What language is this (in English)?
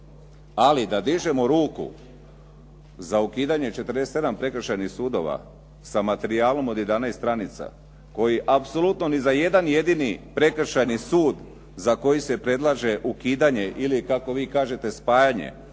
Croatian